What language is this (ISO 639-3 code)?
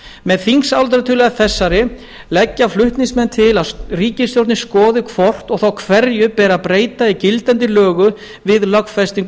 isl